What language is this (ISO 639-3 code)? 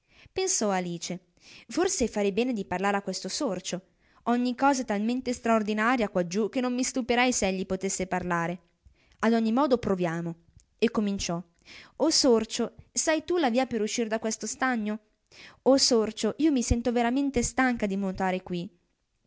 ita